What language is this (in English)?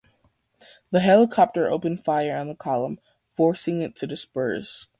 English